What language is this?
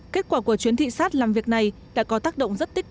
Vietnamese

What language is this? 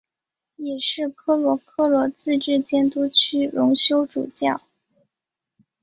Chinese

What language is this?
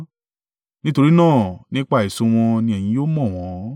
Yoruba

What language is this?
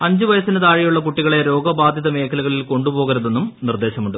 Malayalam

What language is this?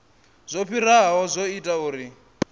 Venda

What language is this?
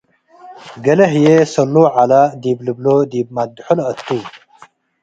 Tigre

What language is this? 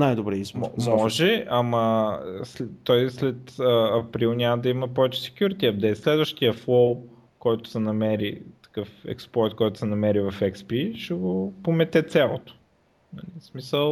Bulgarian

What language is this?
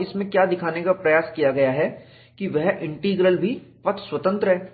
Hindi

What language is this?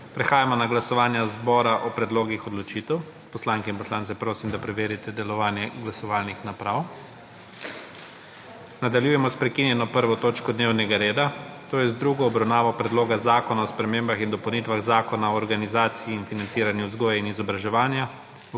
Slovenian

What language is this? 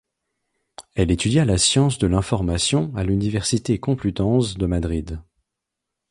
French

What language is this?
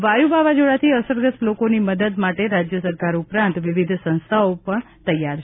Gujarati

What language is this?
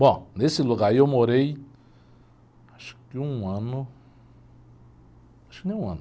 Portuguese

